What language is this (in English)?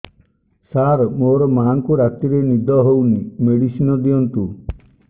Odia